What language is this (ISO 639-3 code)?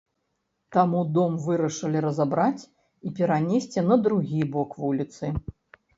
bel